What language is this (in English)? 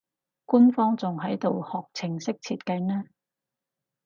Cantonese